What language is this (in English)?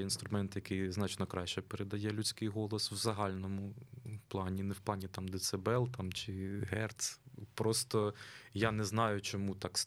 Ukrainian